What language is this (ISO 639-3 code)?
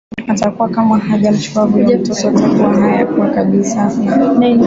swa